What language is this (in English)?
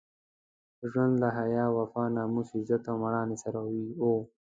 Pashto